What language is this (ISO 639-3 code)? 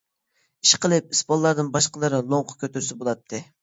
uig